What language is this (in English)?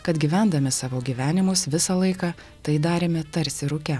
Lithuanian